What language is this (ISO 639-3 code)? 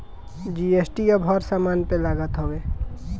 bho